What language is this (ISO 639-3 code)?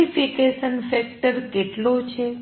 guj